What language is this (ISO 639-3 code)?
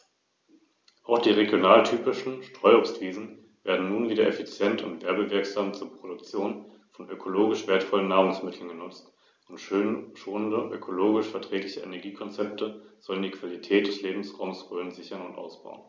deu